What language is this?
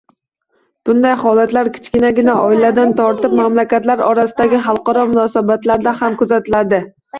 Uzbek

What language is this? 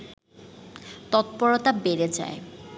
Bangla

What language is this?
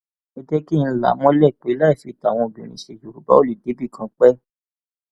Yoruba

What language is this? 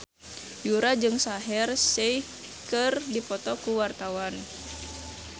Sundanese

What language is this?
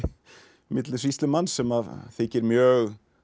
Icelandic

